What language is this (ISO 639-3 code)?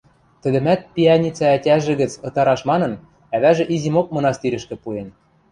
mrj